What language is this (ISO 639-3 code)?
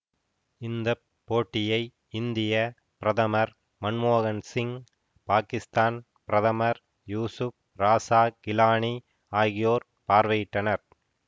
tam